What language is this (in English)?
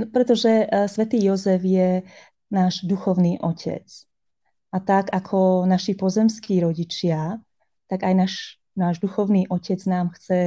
Slovak